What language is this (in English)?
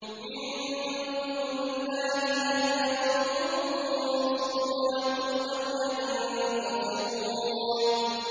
Arabic